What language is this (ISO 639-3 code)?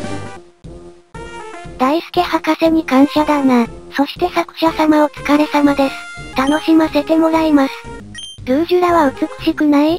jpn